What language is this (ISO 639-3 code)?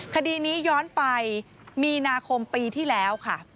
tha